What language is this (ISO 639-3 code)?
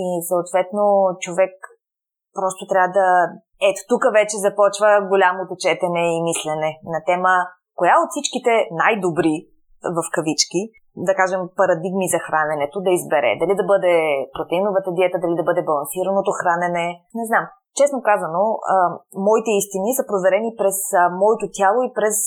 bul